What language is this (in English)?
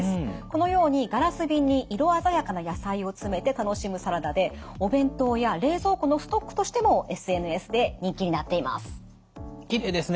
Japanese